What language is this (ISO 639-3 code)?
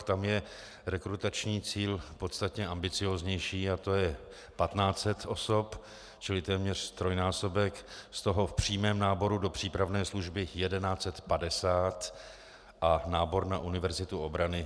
ces